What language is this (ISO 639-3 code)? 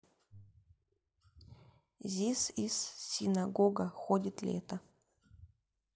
rus